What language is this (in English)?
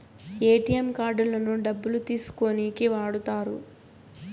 Telugu